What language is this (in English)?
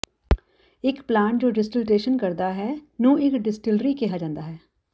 Punjabi